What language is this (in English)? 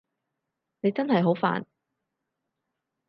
Cantonese